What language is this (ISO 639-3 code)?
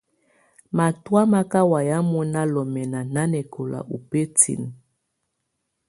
tvu